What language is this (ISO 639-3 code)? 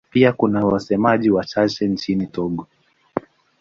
swa